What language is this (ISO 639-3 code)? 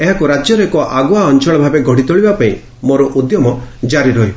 ori